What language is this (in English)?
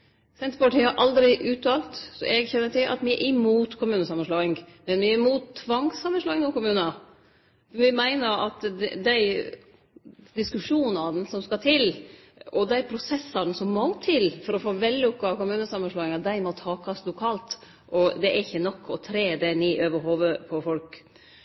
Norwegian Nynorsk